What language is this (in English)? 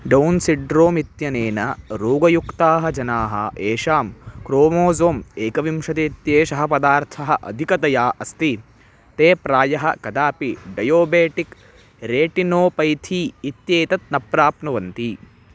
Sanskrit